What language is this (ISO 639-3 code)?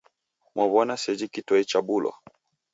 dav